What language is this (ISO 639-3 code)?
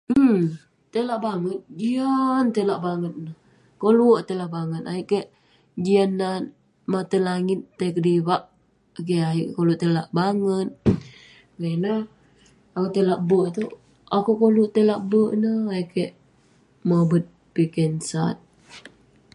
pne